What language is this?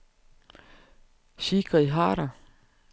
Danish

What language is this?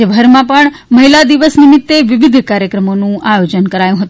Gujarati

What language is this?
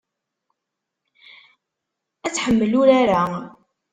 Kabyle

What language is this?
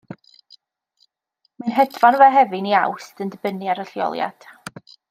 Welsh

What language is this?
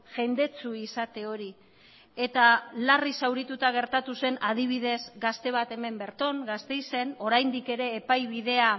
Basque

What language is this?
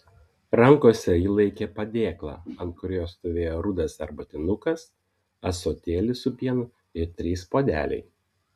Lithuanian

